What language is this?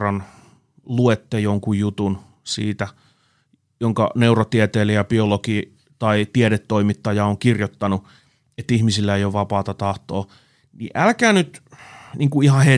Finnish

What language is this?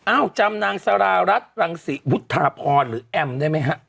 Thai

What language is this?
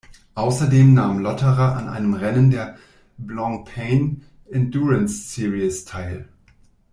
German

